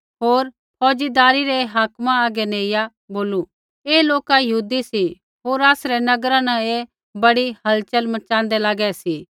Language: Kullu Pahari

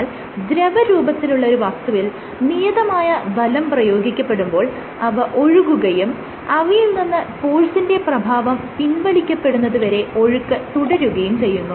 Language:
Malayalam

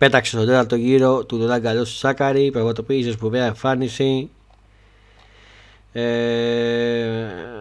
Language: Greek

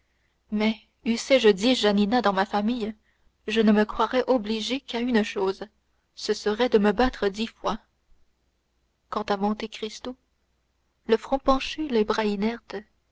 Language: French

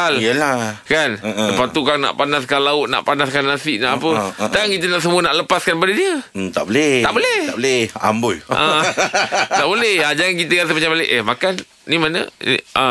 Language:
Malay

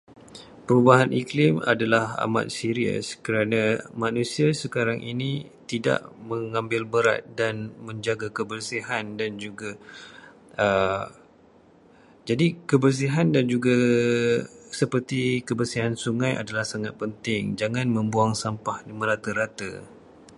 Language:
Malay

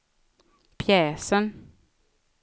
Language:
Swedish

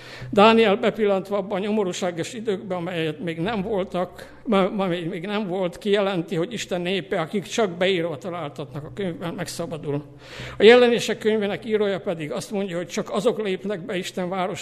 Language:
Hungarian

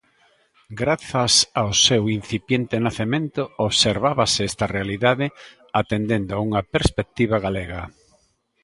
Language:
Galician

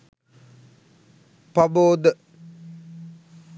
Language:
Sinhala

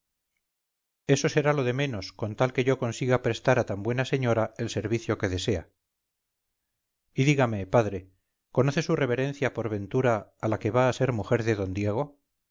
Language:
Spanish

